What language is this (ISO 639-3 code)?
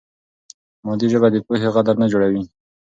pus